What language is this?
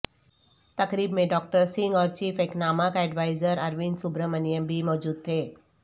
Urdu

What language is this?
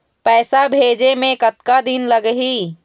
Chhattisgarhi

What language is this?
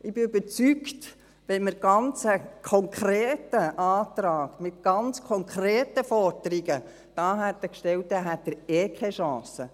Swiss German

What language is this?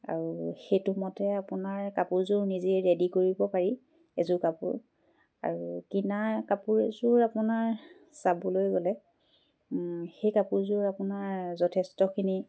Assamese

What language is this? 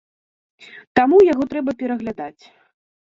Belarusian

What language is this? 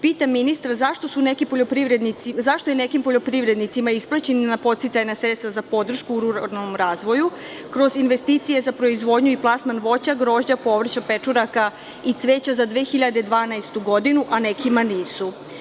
Serbian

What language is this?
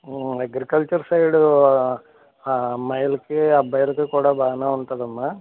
Telugu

